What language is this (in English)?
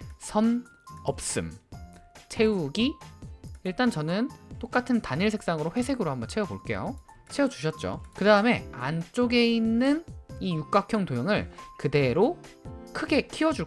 Korean